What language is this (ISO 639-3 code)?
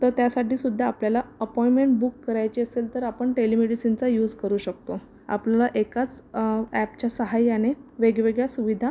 mar